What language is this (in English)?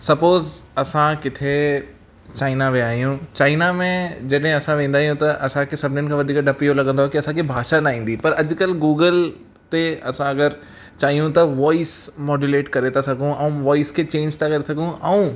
Sindhi